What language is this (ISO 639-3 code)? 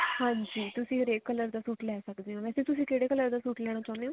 pan